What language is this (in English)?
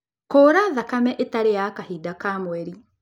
Kikuyu